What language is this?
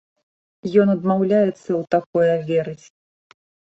Belarusian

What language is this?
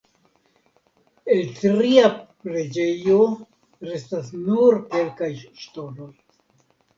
Esperanto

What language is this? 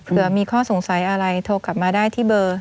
Thai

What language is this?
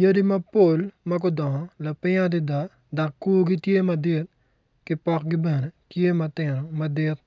Acoli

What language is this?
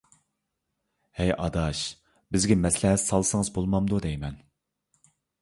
Uyghur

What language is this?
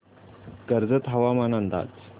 Marathi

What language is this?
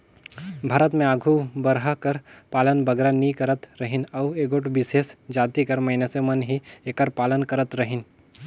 Chhattisgarhi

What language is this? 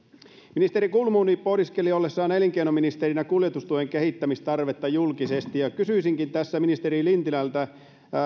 Finnish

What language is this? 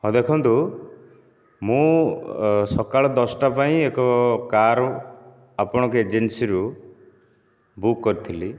Odia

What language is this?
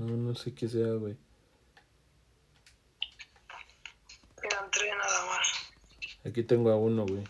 Spanish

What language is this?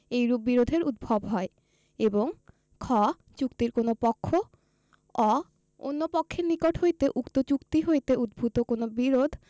Bangla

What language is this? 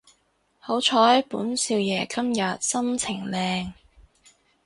Cantonese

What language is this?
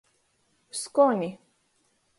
Latgalian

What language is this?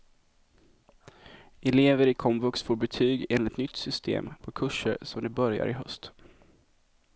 Swedish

